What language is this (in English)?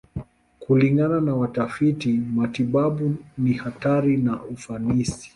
Swahili